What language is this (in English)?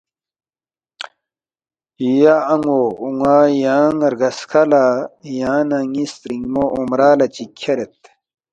Balti